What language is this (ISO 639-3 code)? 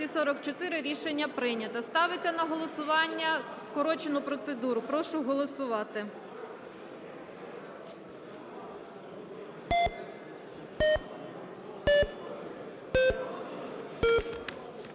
ukr